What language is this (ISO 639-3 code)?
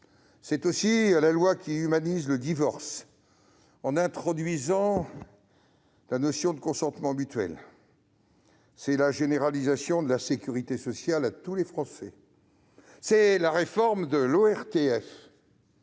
fra